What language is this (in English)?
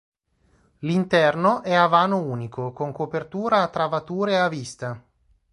Italian